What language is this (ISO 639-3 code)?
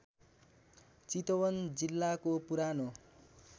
nep